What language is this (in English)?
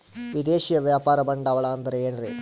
Kannada